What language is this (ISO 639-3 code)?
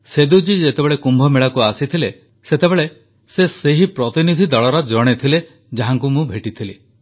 ori